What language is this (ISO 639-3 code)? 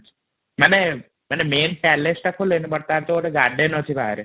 ori